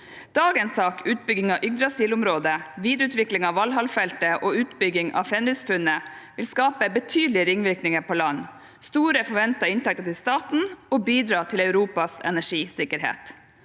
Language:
Norwegian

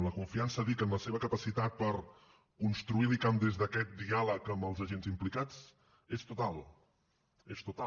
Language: Catalan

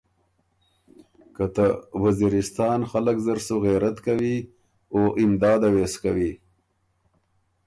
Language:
Ormuri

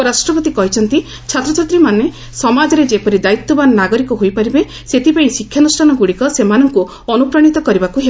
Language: Odia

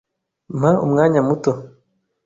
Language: Kinyarwanda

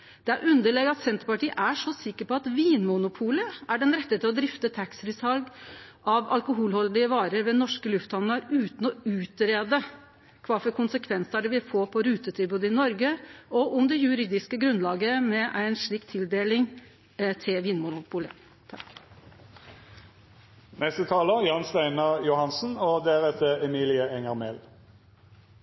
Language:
Norwegian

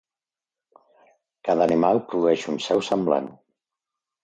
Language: Catalan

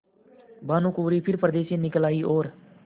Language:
Hindi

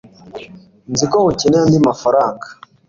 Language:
Kinyarwanda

